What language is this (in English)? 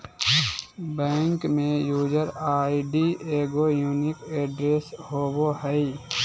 Magahi